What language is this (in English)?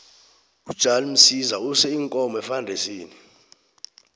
South Ndebele